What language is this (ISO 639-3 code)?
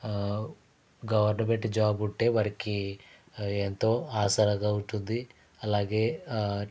tel